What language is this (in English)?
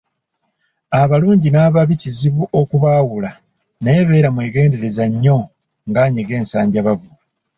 Ganda